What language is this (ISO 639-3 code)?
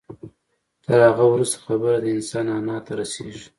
pus